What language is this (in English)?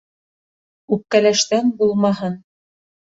Bashkir